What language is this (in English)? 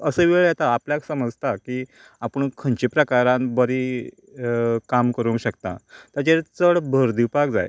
Konkani